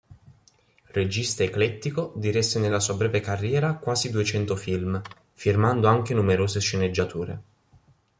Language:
Italian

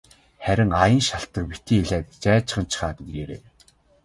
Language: Mongolian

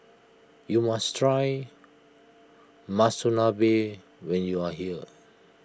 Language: English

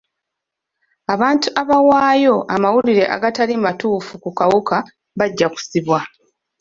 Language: Ganda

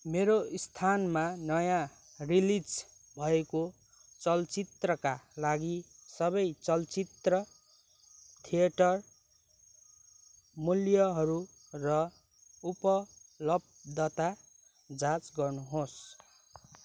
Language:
Nepali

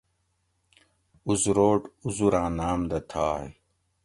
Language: Gawri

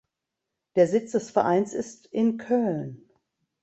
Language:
German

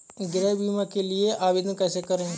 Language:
Hindi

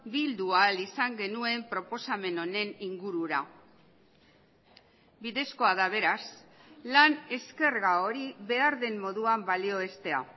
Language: Basque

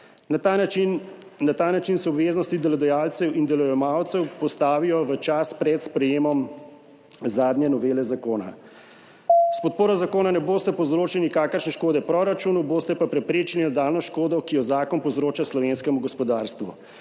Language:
Slovenian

